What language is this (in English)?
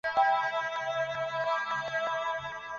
Chinese